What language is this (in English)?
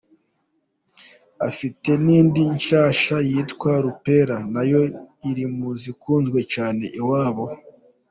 Kinyarwanda